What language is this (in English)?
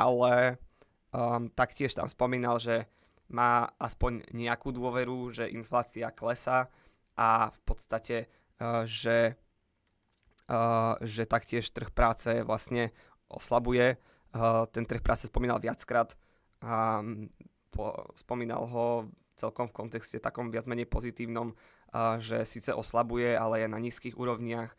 Slovak